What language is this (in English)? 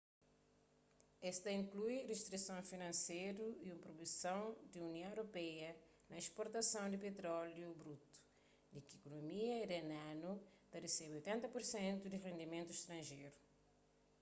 Kabuverdianu